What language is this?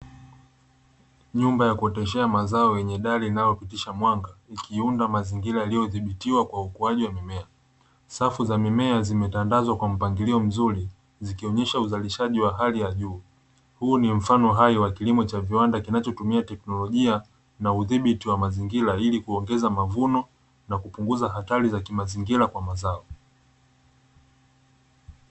Swahili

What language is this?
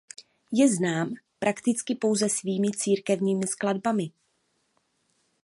Czech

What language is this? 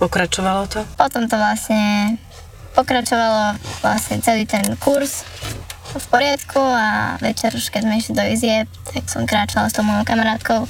Slovak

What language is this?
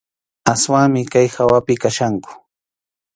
Arequipa-La Unión Quechua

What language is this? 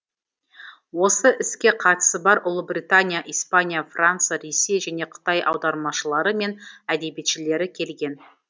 Kazakh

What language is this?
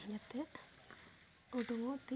Santali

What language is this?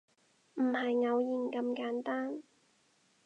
Cantonese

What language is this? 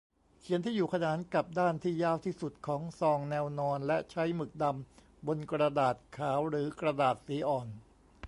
Thai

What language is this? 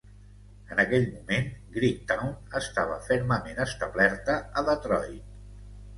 Catalan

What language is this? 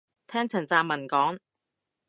Cantonese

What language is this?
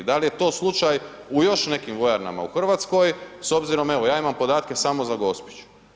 Croatian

